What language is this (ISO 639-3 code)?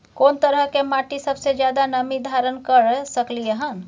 mai